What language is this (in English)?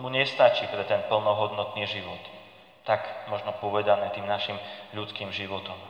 Slovak